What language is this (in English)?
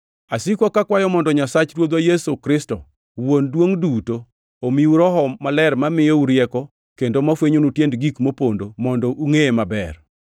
Luo (Kenya and Tanzania)